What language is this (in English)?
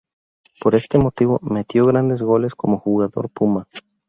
Spanish